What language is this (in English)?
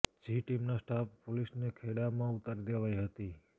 Gujarati